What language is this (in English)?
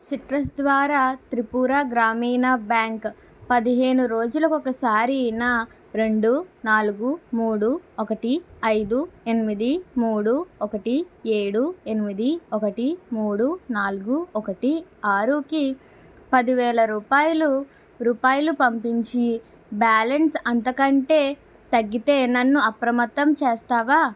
Telugu